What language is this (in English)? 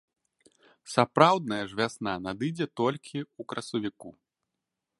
Belarusian